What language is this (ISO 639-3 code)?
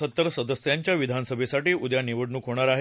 mar